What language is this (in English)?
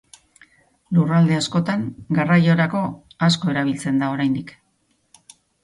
Basque